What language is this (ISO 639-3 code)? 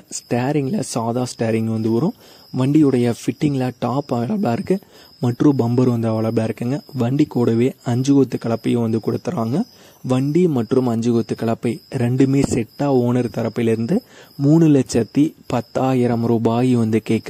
tam